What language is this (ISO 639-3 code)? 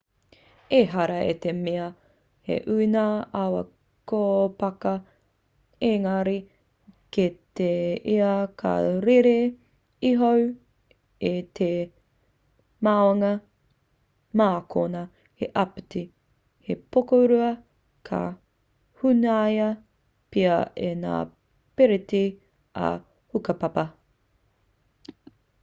mri